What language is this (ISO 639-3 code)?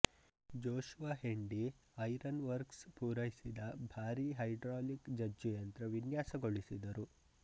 kan